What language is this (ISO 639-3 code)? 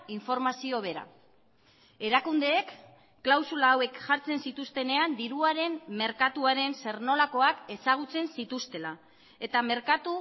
eus